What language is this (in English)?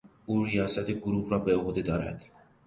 Persian